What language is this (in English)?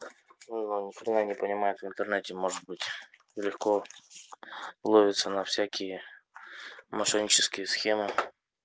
Russian